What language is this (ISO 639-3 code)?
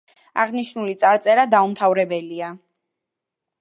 kat